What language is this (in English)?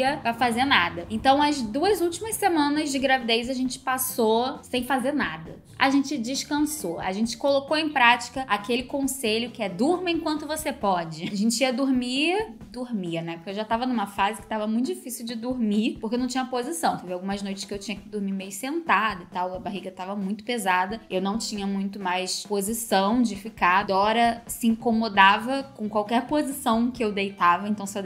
Portuguese